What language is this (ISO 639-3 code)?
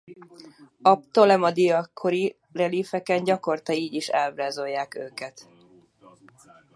hun